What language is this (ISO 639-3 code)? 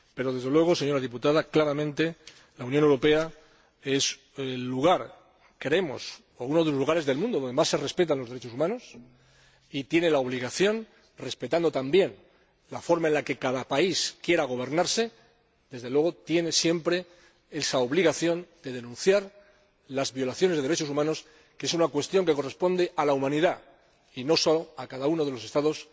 spa